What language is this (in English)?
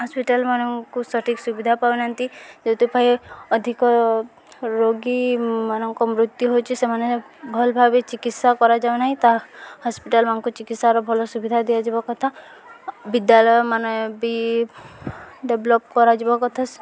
Odia